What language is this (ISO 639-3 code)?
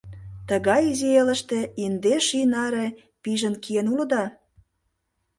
chm